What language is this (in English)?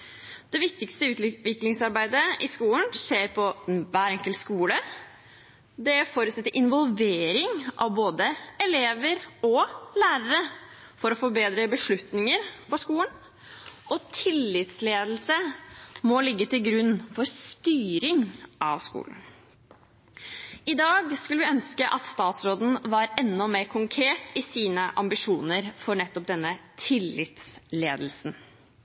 Norwegian Bokmål